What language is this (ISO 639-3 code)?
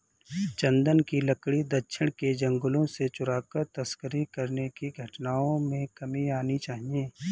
hin